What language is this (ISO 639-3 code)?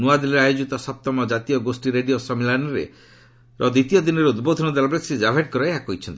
ori